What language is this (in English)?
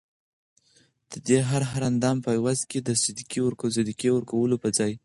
Pashto